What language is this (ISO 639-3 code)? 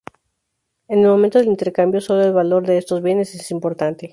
spa